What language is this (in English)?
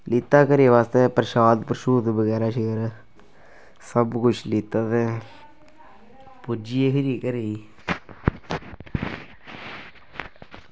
Dogri